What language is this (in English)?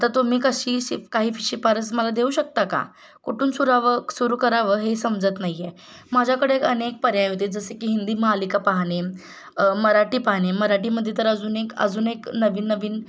Marathi